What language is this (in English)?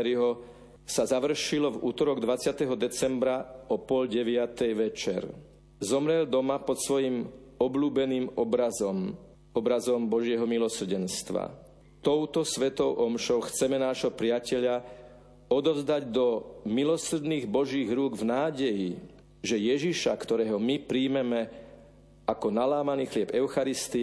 Slovak